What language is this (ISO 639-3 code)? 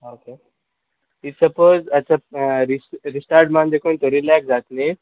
kok